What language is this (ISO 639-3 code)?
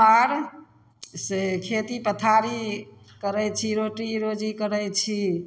mai